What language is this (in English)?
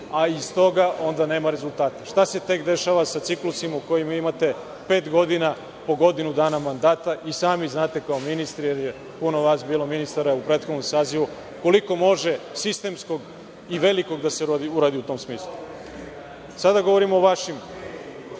Serbian